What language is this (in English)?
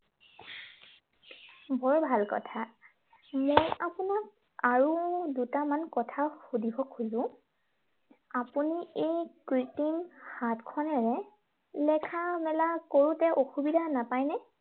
Assamese